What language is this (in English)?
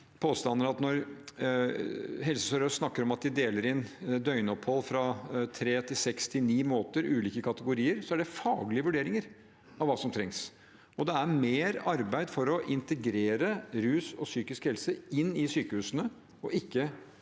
Norwegian